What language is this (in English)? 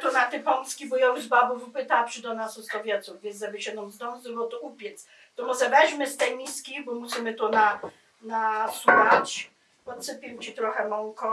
Polish